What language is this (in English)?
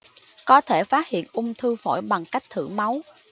Vietnamese